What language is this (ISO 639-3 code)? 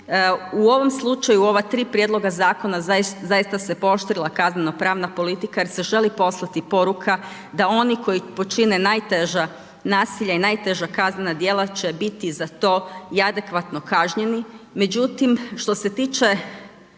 hrv